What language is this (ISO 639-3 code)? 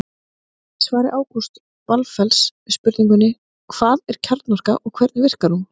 isl